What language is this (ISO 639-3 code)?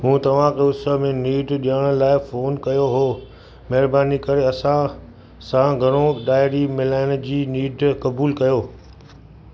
snd